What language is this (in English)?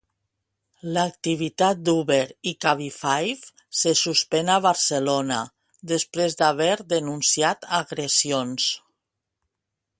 Catalan